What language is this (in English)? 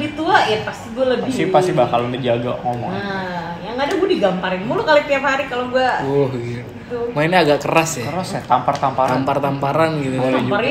Indonesian